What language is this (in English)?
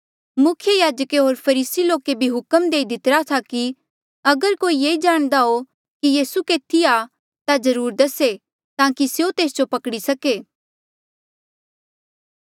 Mandeali